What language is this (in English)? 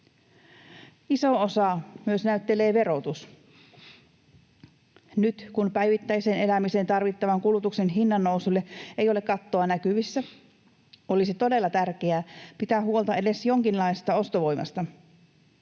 Finnish